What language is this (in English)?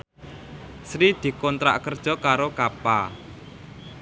Javanese